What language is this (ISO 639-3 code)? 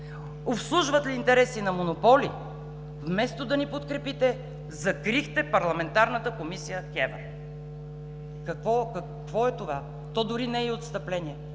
bul